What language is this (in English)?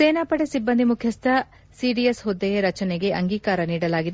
Kannada